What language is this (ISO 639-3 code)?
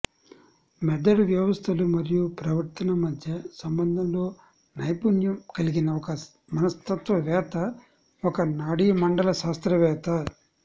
tel